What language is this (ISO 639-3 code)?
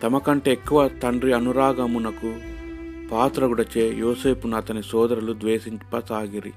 tel